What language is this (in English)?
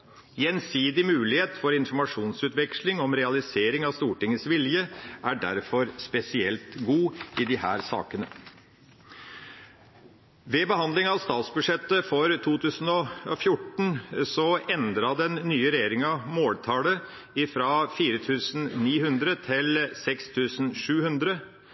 Norwegian Bokmål